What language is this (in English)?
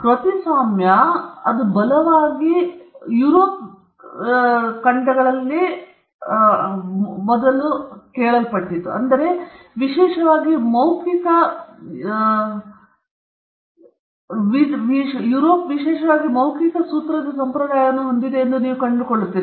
Kannada